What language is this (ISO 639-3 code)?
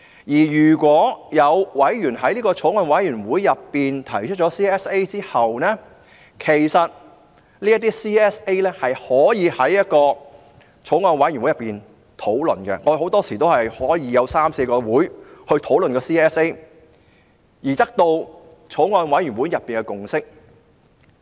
yue